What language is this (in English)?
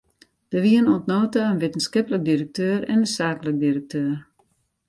Western Frisian